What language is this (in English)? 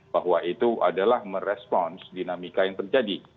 Indonesian